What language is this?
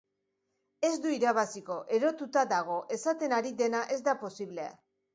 Basque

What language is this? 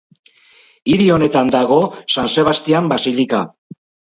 Basque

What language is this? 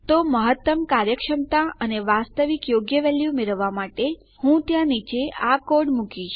Gujarati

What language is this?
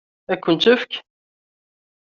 Kabyle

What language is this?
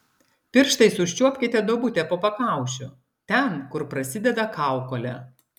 Lithuanian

